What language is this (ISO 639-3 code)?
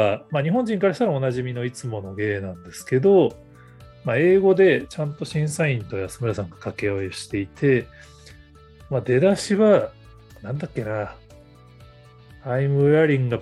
jpn